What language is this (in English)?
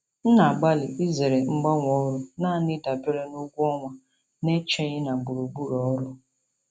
Igbo